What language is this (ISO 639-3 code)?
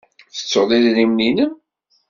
kab